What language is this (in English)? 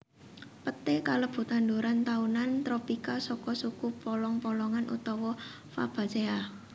Javanese